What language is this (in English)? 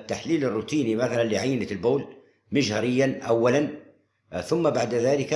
Arabic